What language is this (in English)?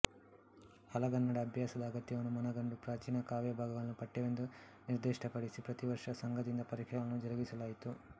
Kannada